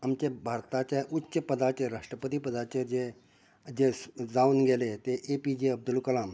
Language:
Konkani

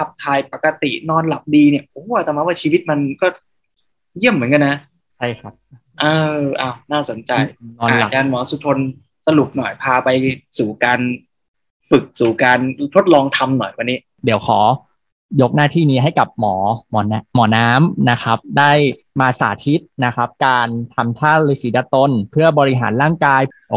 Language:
Thai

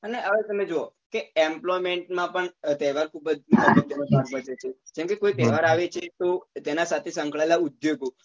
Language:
Gujarati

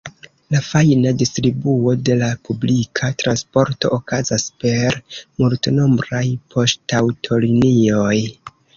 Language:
Esperanto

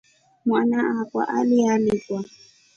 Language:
Rombo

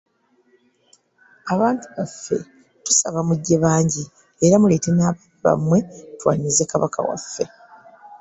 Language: Ganda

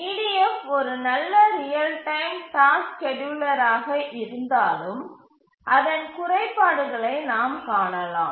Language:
Tamil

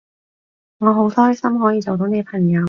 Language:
Cantonese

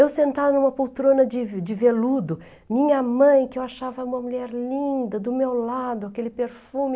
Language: Portuguese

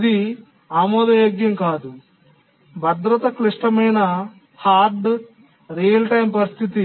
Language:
Telugu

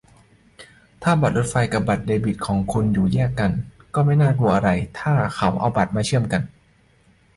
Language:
Thai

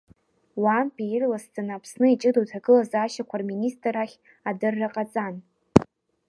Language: Abkhazian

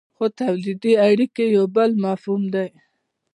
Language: Pashto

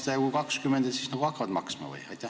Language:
Estonian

